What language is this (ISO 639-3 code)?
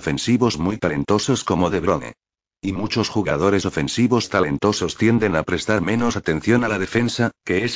spa